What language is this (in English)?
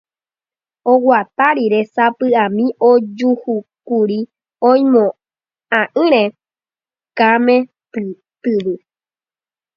Guarani